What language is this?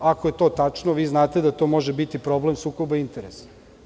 Serbian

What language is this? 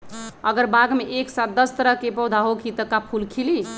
Magahi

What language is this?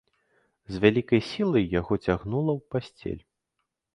Belarusian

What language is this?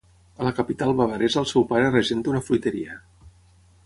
Catalan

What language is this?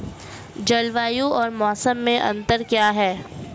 Hindi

